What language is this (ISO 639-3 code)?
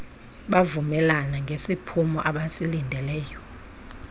xho